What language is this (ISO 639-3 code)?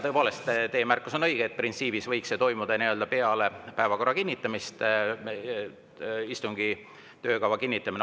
est